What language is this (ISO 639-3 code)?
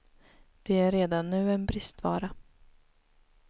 swe